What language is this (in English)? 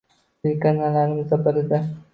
Uzbek